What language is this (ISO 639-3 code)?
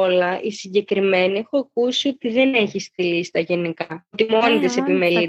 ell